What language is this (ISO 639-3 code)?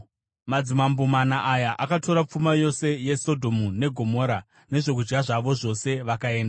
sna